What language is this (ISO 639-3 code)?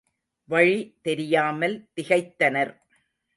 tam